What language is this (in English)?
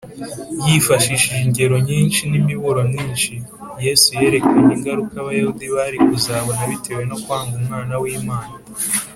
Kinyarwanda